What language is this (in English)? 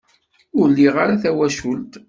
Kabyle